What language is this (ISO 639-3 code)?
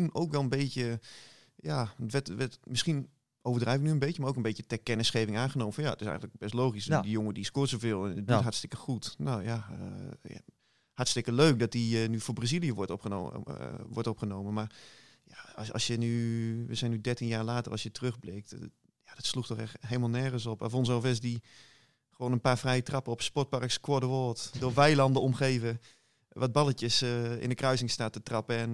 nld